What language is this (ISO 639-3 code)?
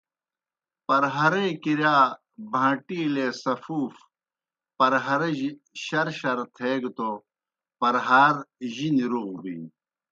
plk